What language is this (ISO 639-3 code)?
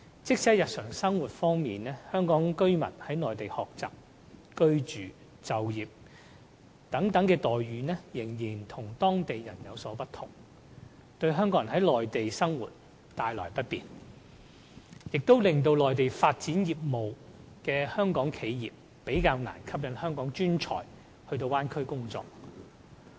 yue